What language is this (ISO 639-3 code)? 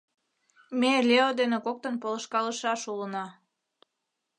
chm